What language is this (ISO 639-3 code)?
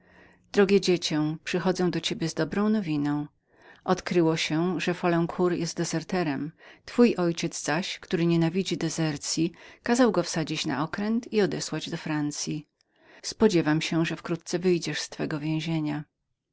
pol